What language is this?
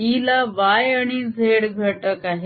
Marathi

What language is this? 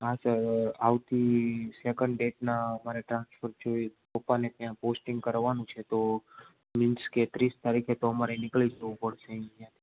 Gujarati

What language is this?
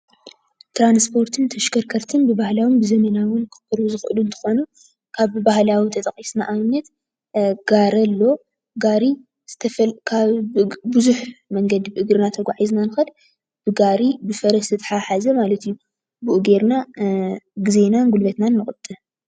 Tigrinya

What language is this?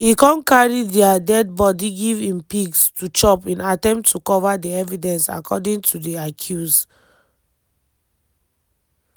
Nigerian Pidgin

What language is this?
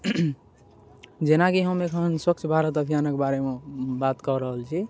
Maithili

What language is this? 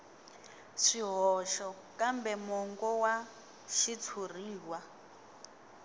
Tsonga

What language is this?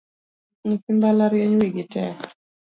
Luo (Kenya and Tanzania)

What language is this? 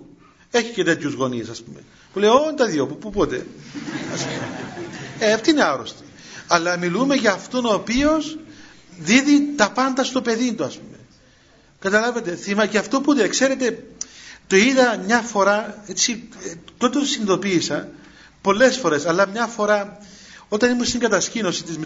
Greek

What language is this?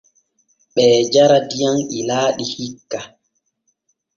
Borgu Fulfulde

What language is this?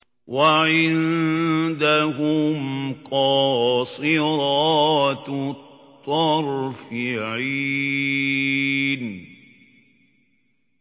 Arabic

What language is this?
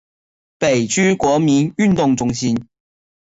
Chinese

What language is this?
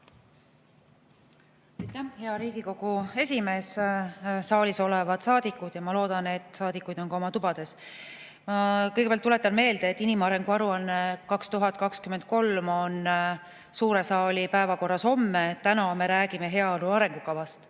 Estonian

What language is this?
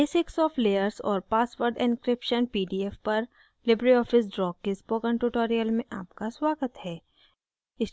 Hindi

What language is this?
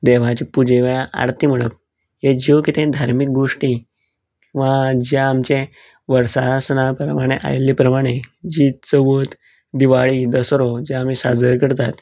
Konkani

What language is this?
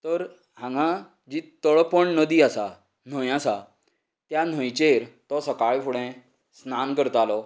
Konkani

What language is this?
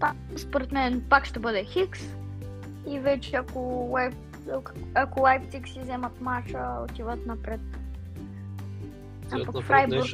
Bulgarian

